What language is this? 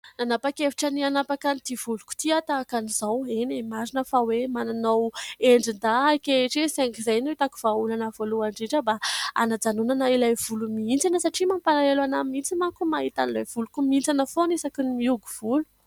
Malagasy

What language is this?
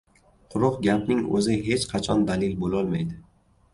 Uzbek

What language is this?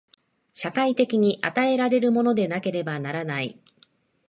Japanese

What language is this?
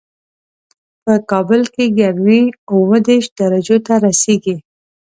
Pashto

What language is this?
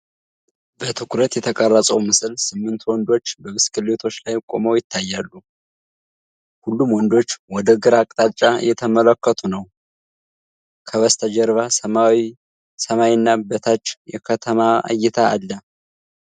Amharic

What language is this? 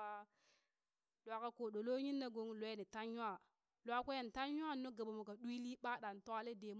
Burak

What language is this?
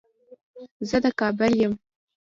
Pashto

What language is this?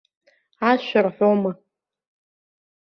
Abkhazian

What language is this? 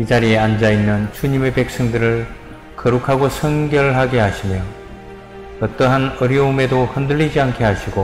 Korean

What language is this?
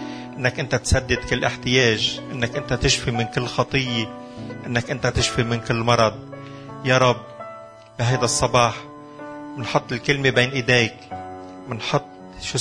Arabic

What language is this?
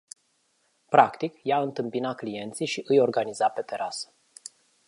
Romanian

